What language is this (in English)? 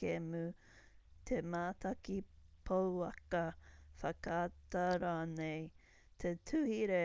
Māori